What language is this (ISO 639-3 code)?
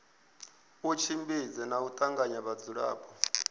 ven